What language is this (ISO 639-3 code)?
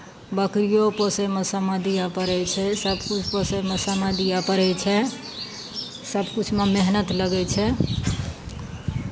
mai